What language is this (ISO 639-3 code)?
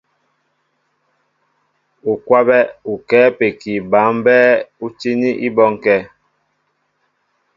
mbo